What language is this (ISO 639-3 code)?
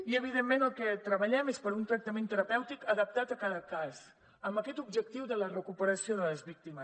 cat